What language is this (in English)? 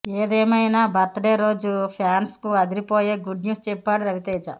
Telugu